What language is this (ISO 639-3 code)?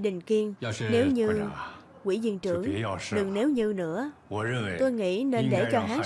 vie